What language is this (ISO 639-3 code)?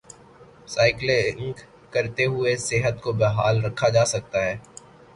urd